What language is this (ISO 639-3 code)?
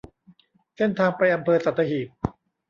tha